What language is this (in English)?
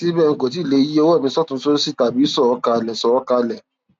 Yoruba